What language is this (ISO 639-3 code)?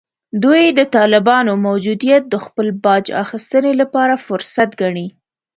pus